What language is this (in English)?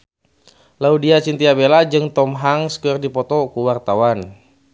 Sundanese